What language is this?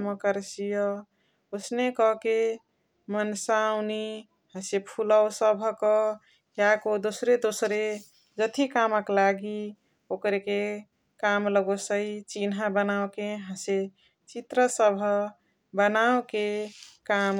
Chitwania Tharu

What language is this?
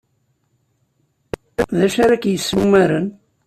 Kabyle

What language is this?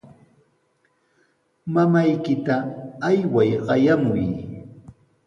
Sihuas Ancash Quechua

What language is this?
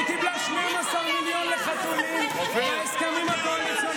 Hebrew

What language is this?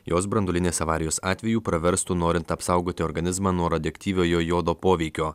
Lithuanian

